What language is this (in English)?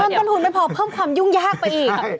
Thai